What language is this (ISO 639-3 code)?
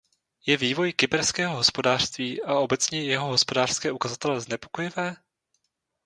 ces